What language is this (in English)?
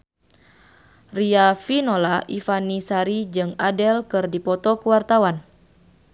Sundanese